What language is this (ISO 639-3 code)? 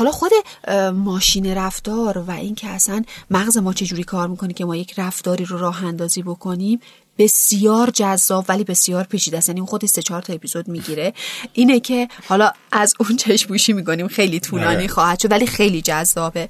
fas